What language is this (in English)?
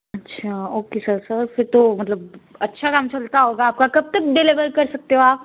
Punjabi